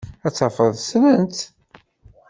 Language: Kabyle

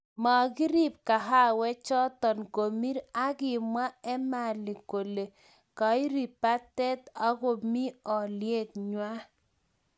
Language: Kalenjin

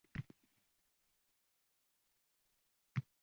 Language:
Uzbek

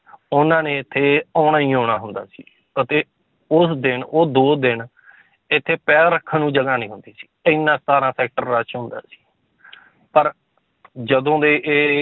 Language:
Punjabi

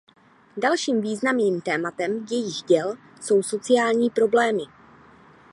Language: Czech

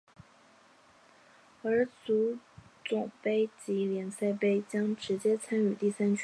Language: Chinese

